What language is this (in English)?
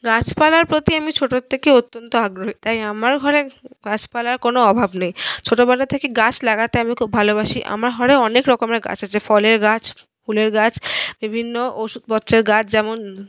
Bangla